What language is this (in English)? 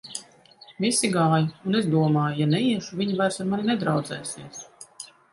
Latvian